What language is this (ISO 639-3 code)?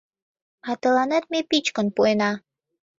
chm